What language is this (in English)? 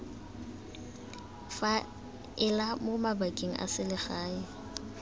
Tswana